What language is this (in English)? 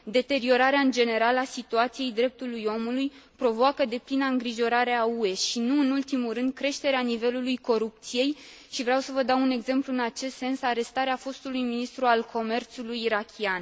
Romanian